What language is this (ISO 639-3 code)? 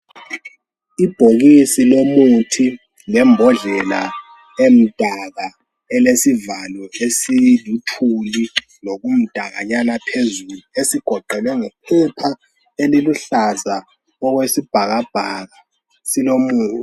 nde